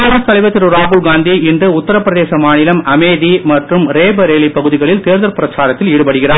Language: Tamil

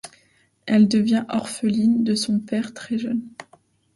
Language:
French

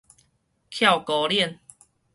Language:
Min Nan Chinese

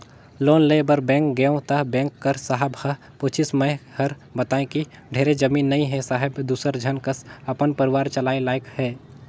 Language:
Chhattisgarhi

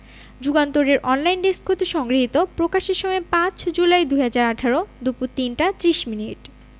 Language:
Bangla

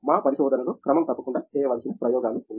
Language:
Telugu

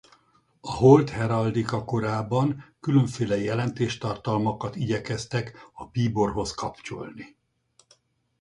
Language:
Hungarian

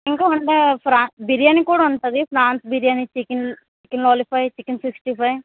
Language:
Telugu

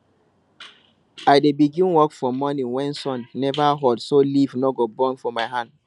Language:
Nigerian Pidgin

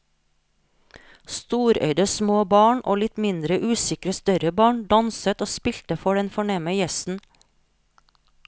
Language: Norwegian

